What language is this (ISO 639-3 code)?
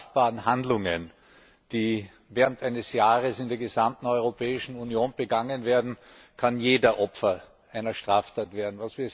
deu